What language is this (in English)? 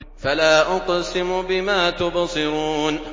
Arabic